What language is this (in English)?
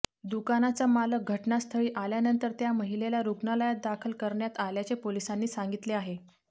Marathi